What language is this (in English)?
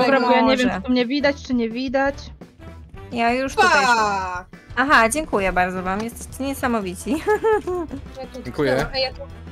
Polish